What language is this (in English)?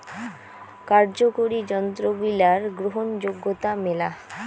Bangla